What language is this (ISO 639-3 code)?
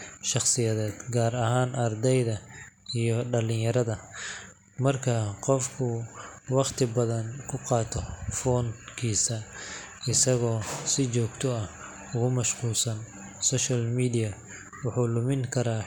som